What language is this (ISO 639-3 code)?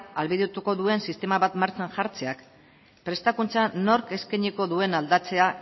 eus